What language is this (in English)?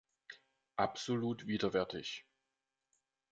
German